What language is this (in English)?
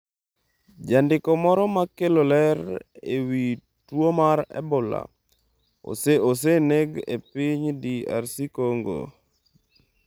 Luo (Kenya and Tanzania)